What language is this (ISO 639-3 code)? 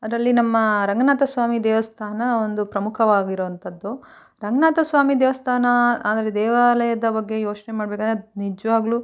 kan